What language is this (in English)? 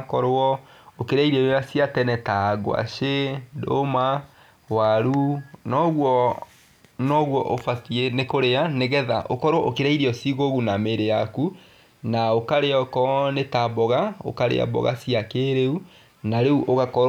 Kikuyu